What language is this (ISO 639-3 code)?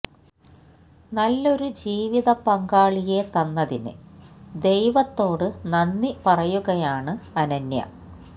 mal